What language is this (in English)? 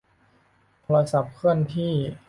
Thai